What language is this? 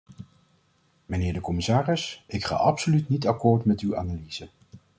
Dutch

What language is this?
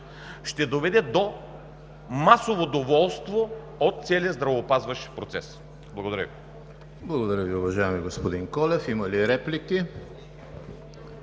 Bulgarian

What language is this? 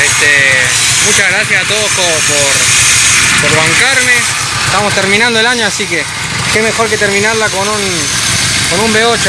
Spanish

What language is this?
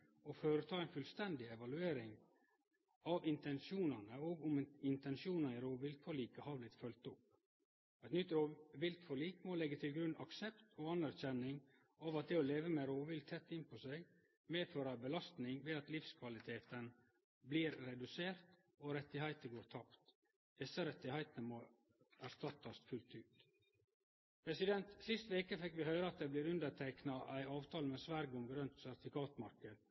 Norwegian Nynorsk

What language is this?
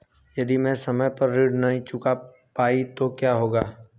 Hindi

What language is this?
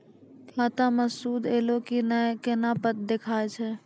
Maithili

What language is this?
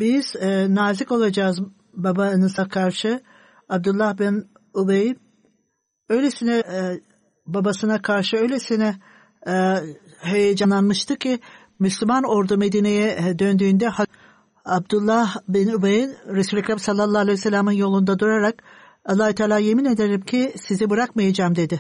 Turkish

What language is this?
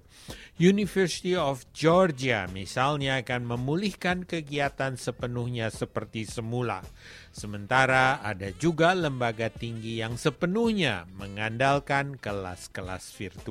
Indonesian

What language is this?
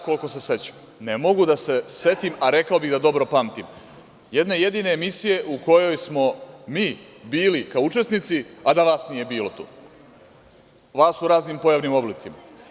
Serbian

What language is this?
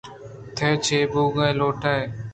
Eastern Balochi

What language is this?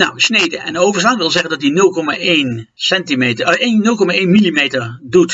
Dutch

